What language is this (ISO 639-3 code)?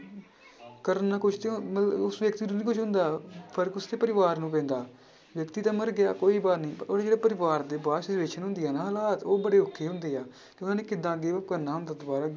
pan